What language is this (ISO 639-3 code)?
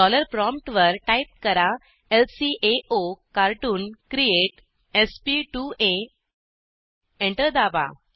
mar